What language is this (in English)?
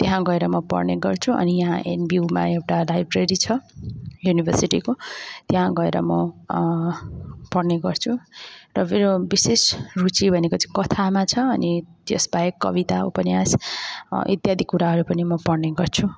Nepali